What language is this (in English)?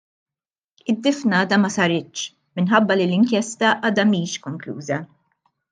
Maltese